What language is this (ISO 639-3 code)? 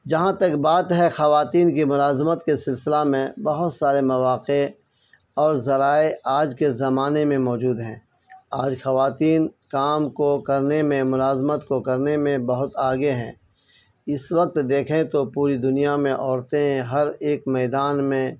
urd